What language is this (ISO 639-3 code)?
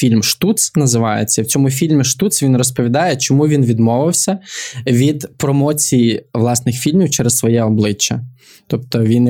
ukr